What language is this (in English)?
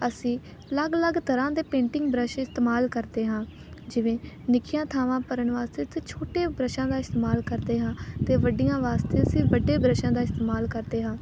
Punjabi